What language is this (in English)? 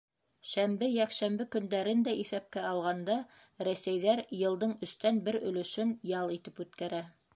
Bashkir